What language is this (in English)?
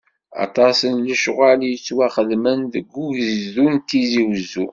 Kabyle